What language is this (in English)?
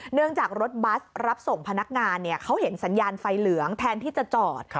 Thai